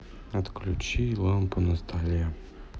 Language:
Russian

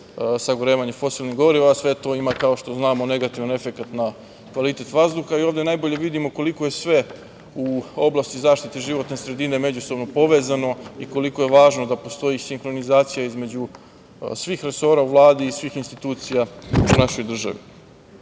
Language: Serbian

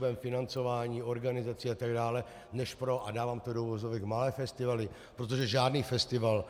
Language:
Czech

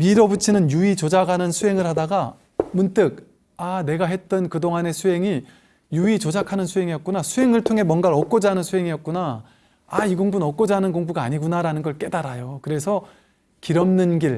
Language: Korean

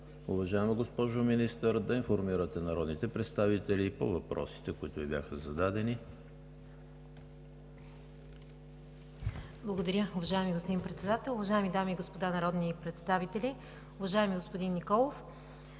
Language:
Bulgarian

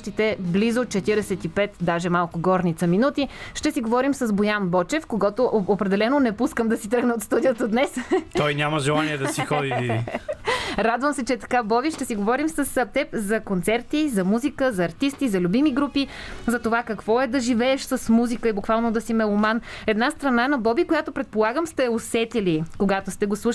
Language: Bulgarian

